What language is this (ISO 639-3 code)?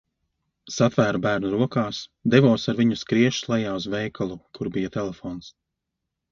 lav